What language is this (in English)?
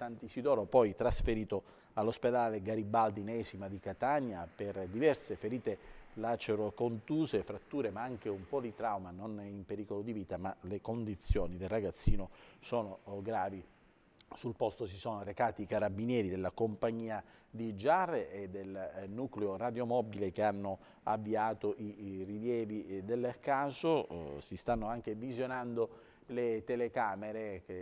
Italian